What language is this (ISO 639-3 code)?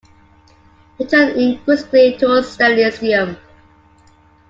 eng